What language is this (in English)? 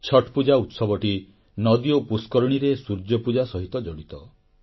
Odia